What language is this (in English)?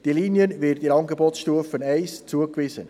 Swiss German